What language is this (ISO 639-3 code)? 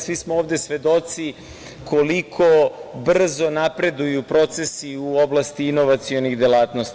srp